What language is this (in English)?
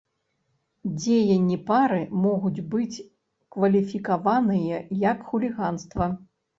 Belarusian